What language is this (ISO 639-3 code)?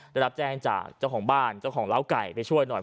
tha